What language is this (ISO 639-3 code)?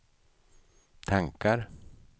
swe